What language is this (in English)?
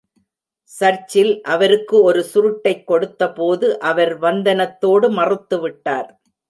Tamil